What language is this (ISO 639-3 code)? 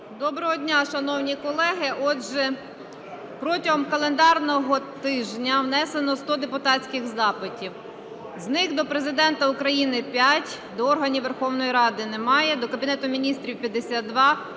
ukr